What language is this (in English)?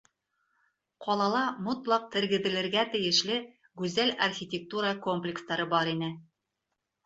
Bashkir